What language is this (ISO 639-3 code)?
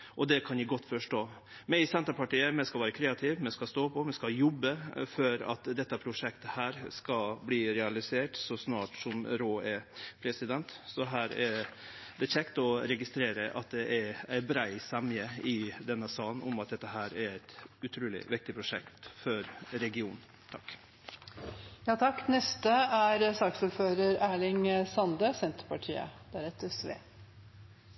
nno